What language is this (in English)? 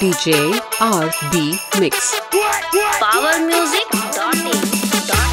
English